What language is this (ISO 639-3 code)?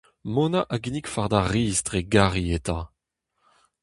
bre